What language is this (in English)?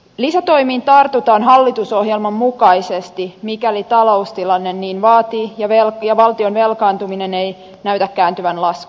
Finnish